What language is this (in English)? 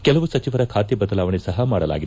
Kannada